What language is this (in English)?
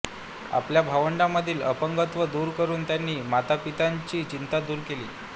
Marathi